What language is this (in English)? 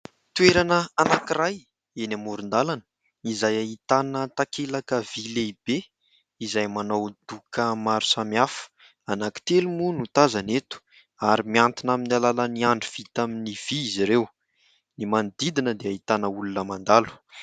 Malagasy